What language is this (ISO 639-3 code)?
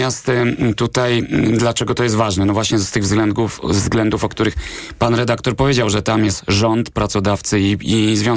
pol